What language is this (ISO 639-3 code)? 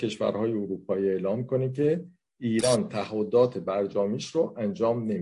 fas